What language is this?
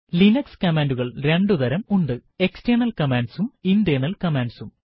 Malayalam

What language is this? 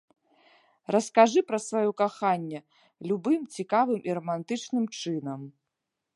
Belarusian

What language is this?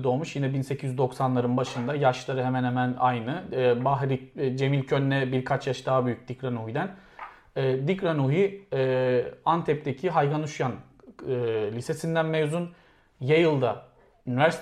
Turkish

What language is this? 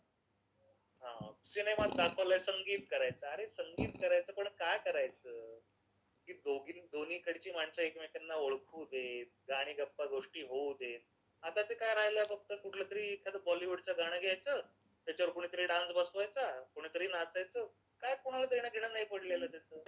Marathi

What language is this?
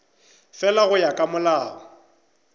Northern Sotho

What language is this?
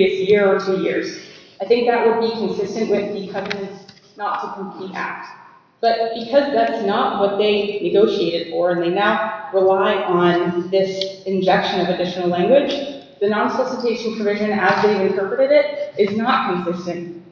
English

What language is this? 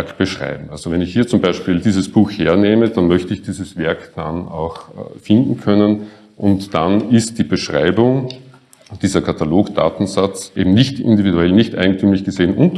German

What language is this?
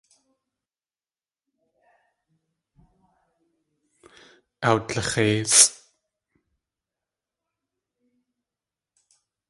Tlingit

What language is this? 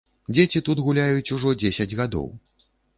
Belarusian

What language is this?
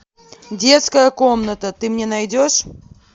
Russian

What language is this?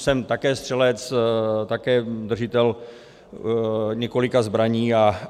Czech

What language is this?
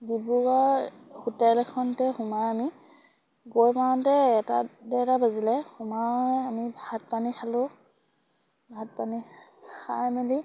Assamese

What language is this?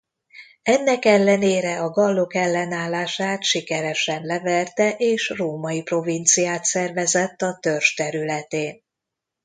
Hungarian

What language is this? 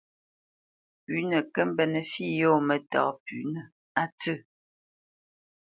Bamenyam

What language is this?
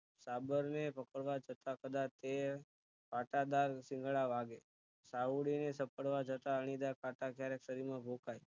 Gujarati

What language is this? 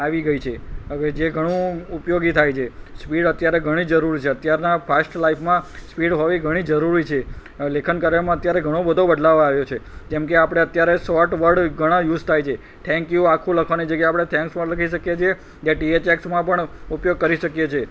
Gujarati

